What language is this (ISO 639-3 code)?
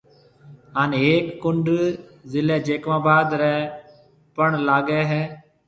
mve